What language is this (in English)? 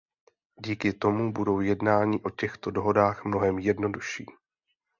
Czech